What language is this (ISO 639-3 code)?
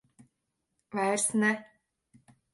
lav